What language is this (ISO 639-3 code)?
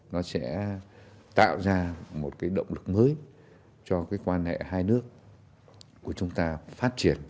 vie